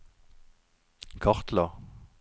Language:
Norwegian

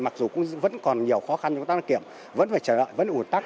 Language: Vietnamese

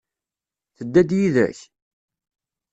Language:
Kabyle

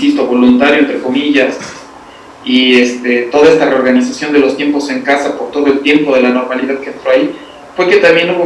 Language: Spanish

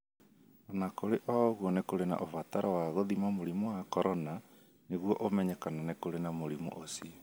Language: Kikuyu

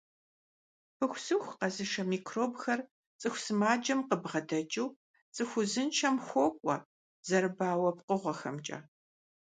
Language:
Kabardian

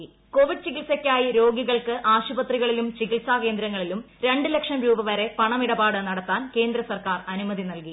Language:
Malayalam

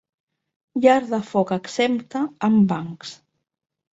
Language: Catalan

